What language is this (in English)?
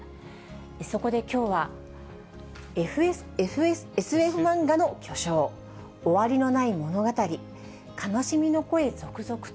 Japanese